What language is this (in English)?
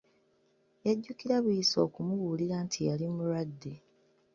Ganda